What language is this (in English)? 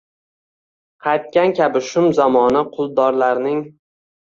Uzbek